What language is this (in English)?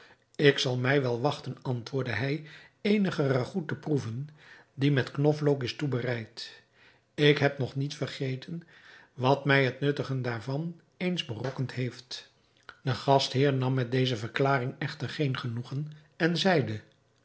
Dutch